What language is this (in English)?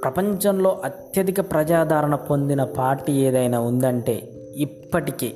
Telugu